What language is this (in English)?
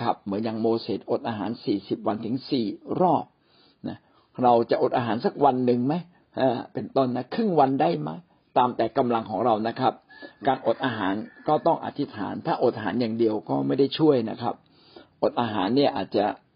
Thai